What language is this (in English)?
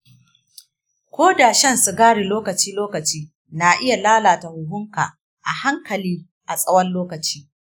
Hausa